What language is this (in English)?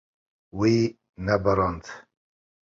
Kurdish